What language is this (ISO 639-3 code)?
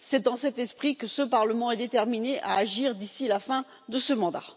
fra